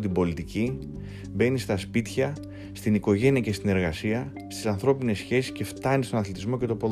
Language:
Greek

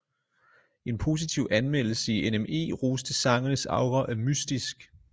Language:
Danish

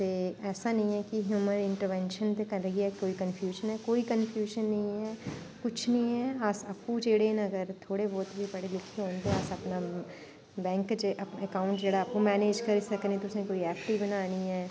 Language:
Dogri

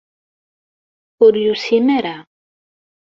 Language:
Kabyle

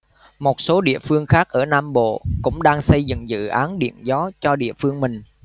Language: Vietnamese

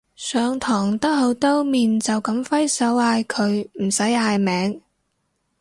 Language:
Cantonese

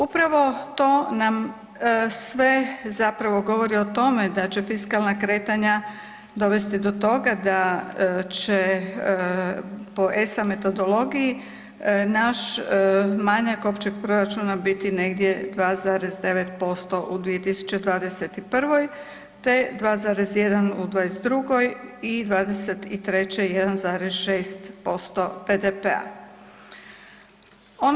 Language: Croatian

